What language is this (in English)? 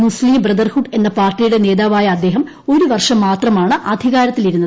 Malayalam